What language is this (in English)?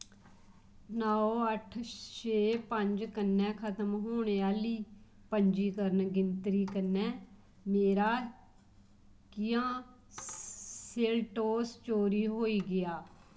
Dogri